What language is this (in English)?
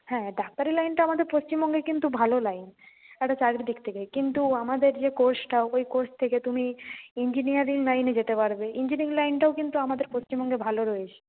Bangla